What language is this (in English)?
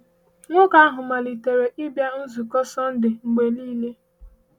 Igbo